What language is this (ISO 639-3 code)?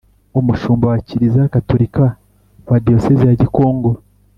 kin